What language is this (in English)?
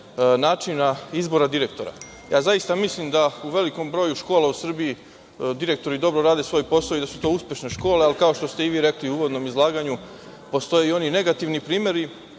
Serbian